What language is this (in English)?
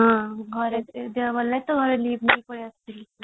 Odia